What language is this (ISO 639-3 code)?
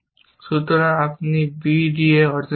ben